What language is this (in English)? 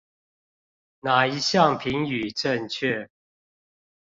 Chinese